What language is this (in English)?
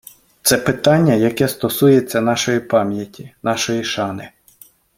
Ukrainian